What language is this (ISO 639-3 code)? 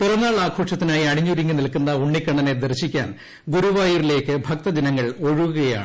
mal